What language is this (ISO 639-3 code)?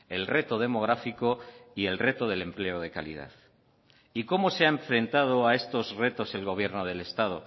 spa